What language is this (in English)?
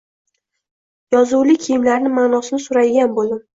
Uzbek